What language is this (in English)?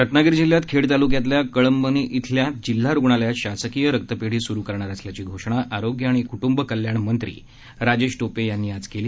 Marathi